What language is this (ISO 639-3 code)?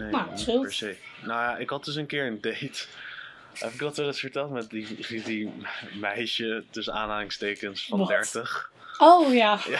nld